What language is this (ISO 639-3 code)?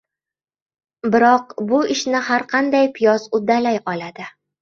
uzb